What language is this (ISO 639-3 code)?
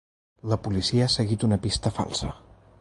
cat